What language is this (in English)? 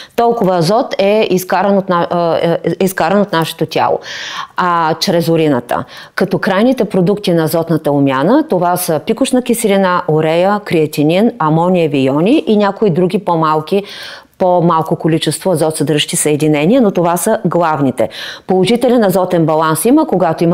Bulgarian